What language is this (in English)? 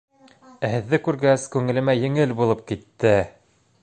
Bashkir